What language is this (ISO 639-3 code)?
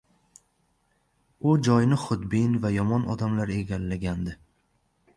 uzb